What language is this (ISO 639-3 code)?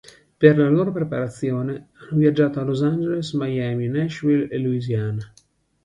ita